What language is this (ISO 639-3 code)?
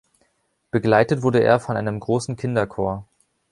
deu